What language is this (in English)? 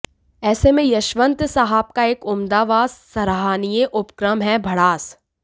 Hindi